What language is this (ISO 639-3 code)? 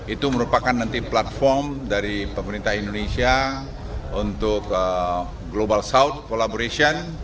ind